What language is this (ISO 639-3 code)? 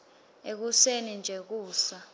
ssw